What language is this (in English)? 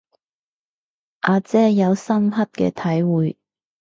Cantonese